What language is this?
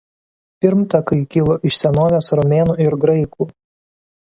Lithuanian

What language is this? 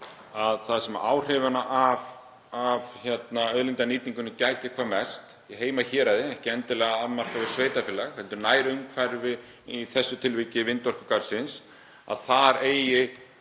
Icelandic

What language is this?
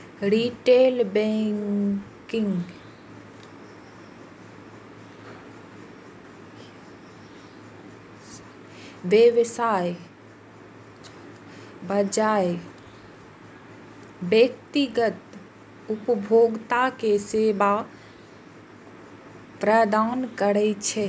Maithili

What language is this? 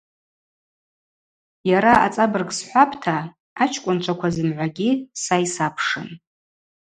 Abaza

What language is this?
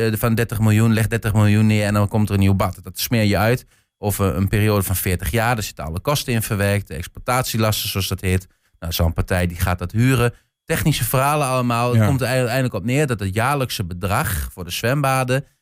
Dutch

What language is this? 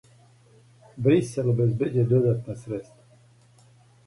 Serbian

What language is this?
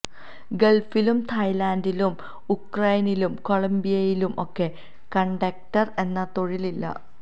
Malayalam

